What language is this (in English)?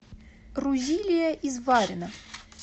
Russian